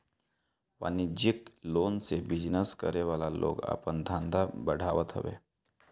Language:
Bhojpuri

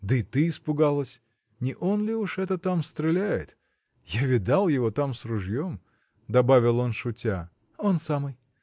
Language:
Russian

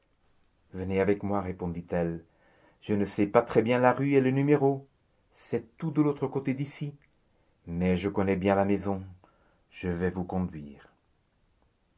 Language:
French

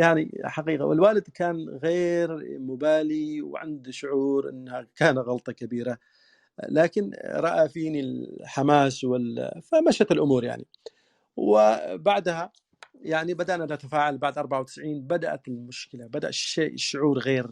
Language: Arabic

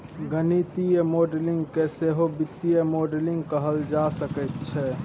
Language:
Maithili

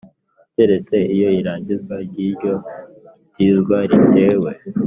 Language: Kinyarwanda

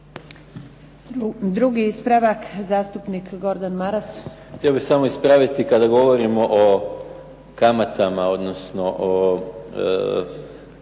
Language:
Croatian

